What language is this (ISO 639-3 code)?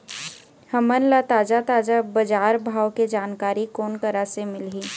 hne